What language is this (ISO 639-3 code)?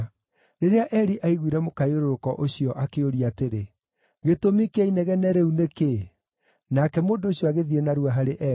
kik